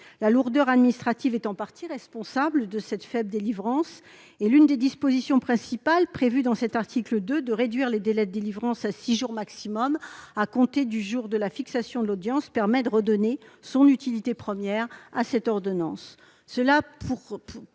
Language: French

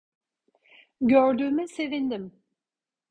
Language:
Turkish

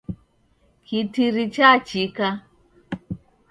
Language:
Taita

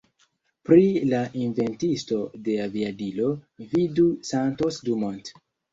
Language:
Esperanto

